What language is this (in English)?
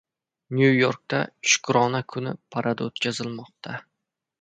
Uzbek